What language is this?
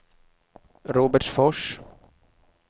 Swedish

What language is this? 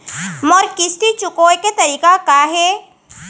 Chhattisgarhi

